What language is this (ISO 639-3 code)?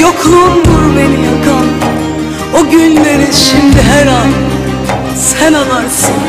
tur